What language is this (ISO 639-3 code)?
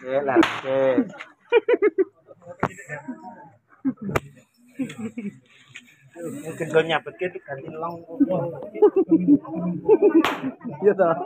ind